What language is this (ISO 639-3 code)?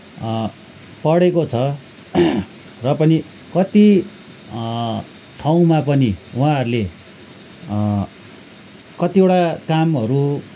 nep